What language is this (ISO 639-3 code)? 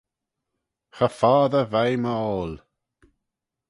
glv